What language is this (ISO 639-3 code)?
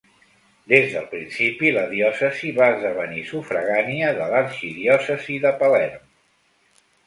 cat